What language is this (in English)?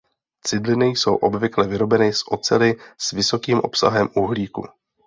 Czech